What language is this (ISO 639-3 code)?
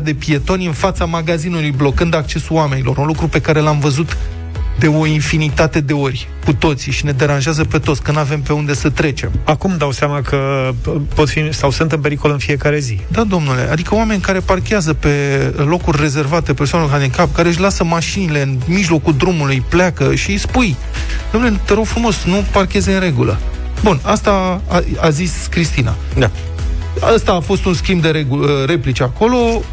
ron